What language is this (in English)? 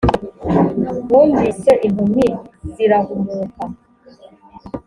Kinyarwanda